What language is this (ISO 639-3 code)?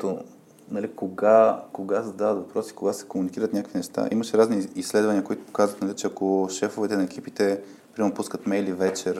bul